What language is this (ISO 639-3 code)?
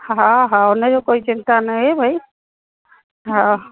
snd